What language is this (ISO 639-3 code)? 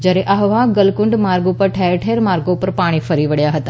guj